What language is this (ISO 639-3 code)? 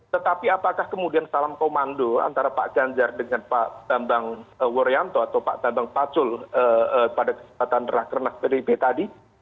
ind